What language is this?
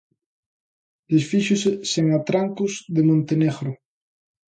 Galician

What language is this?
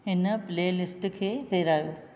Sindhi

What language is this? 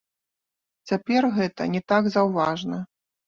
Belarusian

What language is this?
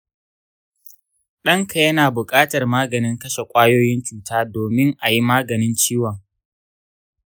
Hausa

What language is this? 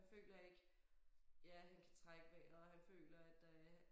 Danish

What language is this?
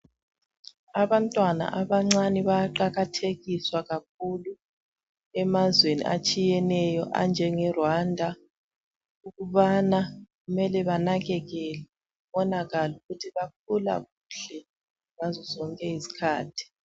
North Ndebele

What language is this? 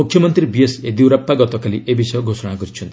Odia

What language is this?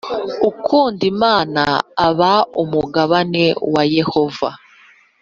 Kinyarwanda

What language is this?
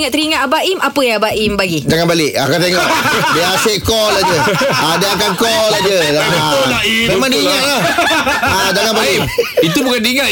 Malay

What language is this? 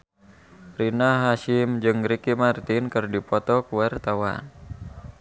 Sundanese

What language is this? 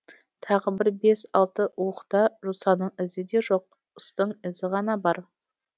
Kazakh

